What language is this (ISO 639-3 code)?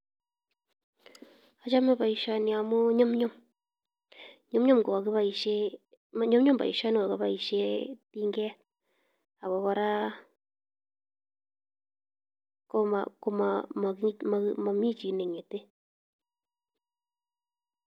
kln